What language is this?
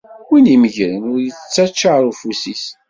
Kabyle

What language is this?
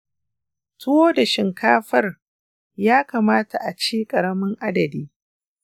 Hausa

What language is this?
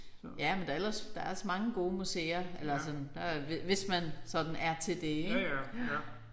Danish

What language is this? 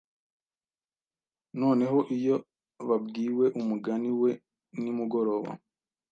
Kinyarwanda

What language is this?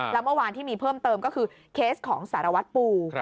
Thai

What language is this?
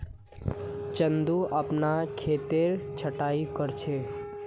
Magahi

